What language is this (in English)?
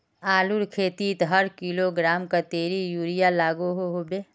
Magahi